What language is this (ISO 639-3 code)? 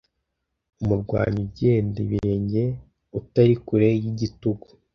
kin